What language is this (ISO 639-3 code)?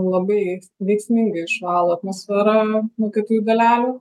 lit